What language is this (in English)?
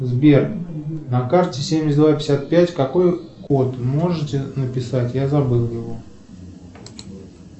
Russian